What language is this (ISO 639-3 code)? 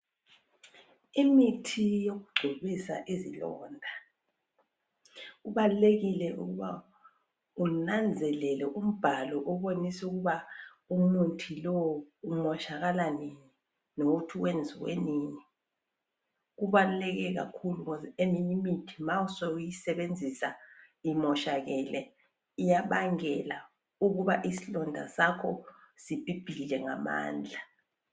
nde